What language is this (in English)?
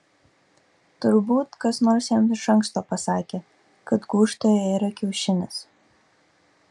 Lithuanian